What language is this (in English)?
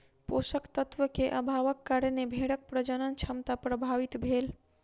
Maithili